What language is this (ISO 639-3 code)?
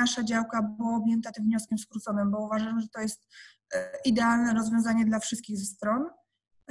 pol